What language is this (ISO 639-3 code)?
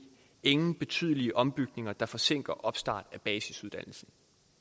dan